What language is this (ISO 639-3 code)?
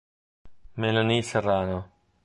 ita